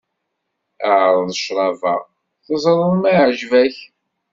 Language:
Kabyle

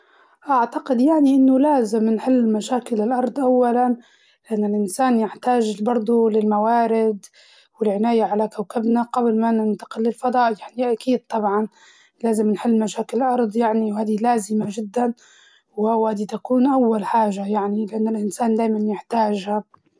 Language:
Libyan Arabic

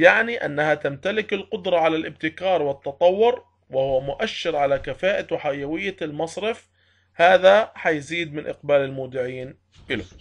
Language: Arabic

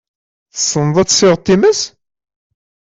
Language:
Kabyle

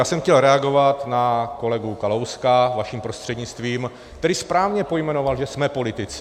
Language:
Czech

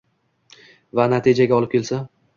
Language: Uzbek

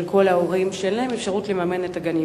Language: Hebrew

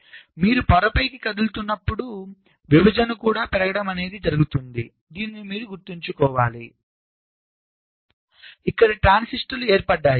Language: Telugu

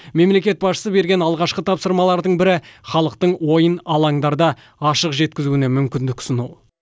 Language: Kazakh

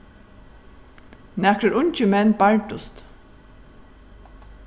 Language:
Faroese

